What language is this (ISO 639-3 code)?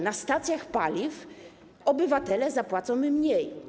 pol